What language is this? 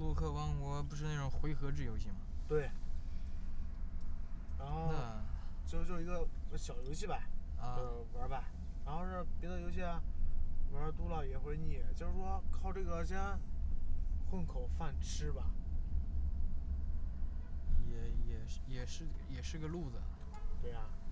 Chinese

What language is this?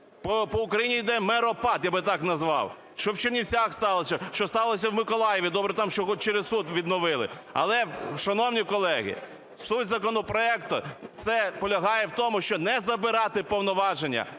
Ukrainian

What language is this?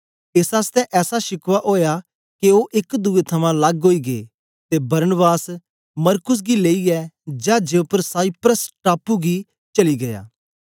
Dogri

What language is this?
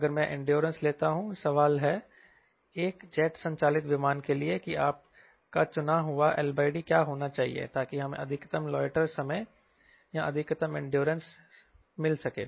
Hindi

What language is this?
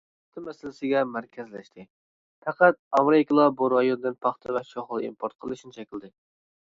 Uyghur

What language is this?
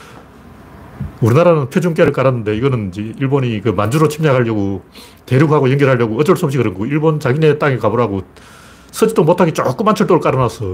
Korean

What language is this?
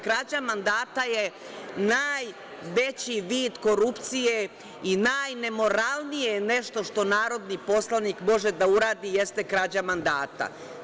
Serbian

